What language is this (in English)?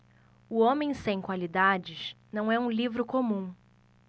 Portuguese